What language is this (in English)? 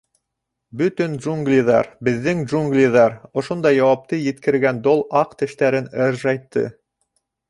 Bashkir